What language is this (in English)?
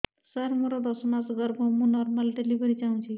Odia